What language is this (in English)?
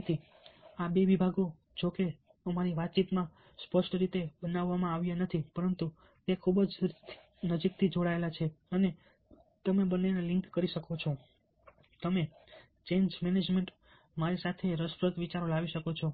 Gujarati